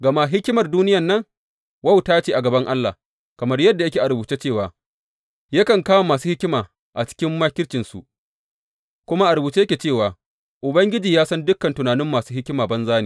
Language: Hausa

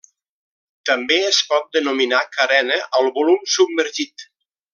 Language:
Catalan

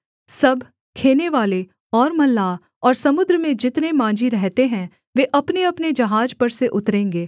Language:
Hindi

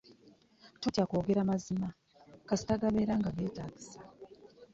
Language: Ganda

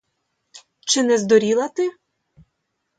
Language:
Ukrainian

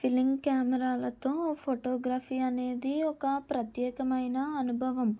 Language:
Telugu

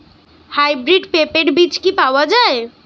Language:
Bangla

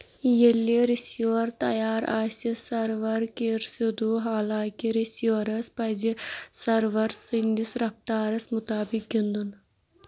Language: Kashmiri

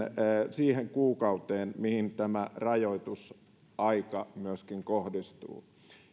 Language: Finnish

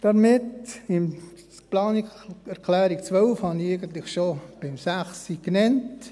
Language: Swiss German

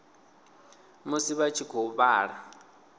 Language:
Venda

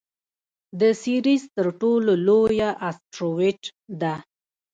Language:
Pashto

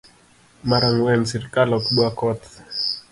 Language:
Luo (Kenya and Tanzania)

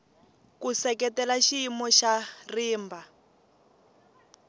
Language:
Tsonga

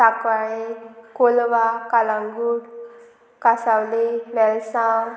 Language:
Konkani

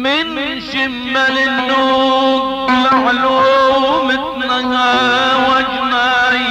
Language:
Arabic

